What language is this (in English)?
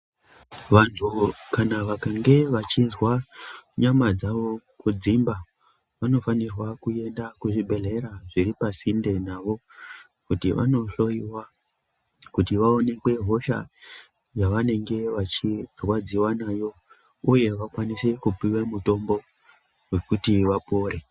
Ndau